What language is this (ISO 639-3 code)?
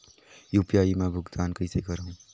hne